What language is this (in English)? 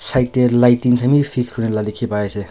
Naga Pidgin